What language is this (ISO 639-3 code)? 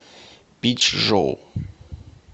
rus